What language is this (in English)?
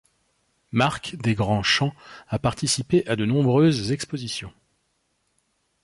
French